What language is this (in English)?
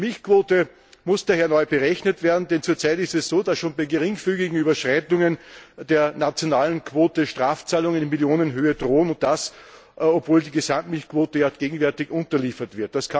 German